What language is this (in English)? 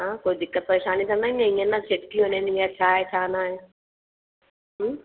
Sindhi